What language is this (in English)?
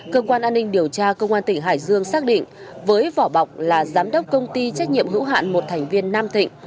Vietnamese